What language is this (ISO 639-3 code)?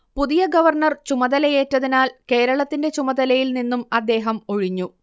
mal